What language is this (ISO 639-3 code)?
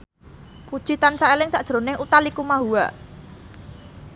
jav